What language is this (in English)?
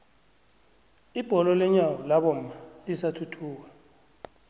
South Ndebele